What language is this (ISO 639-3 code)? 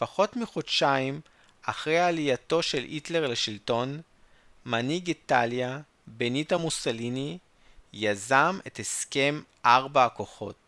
heb